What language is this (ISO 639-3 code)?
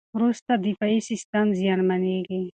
pus